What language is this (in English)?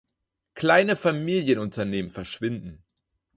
German